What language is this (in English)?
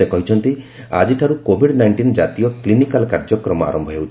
Odia